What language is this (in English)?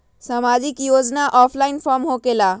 Magahi